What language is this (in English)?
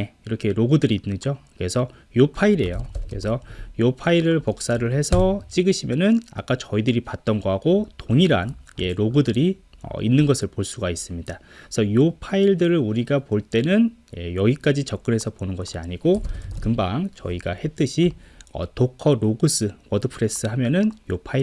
Korean